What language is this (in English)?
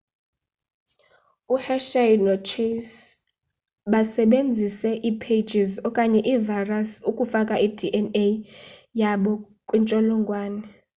Xhosa